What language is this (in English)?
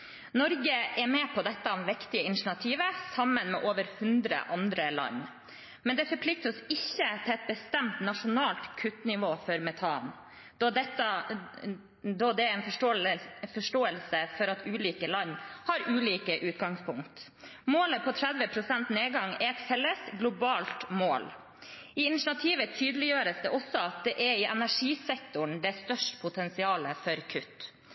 Norwegian Bokmål